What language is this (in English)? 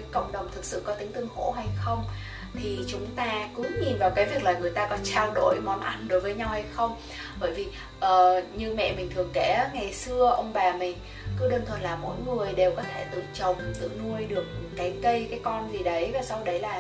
Vietnamese